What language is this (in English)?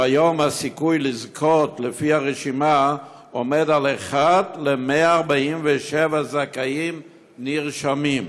Hebrew